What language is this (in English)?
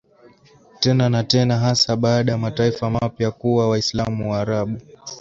Swahili